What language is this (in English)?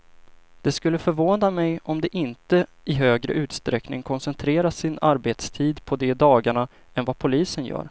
Swedish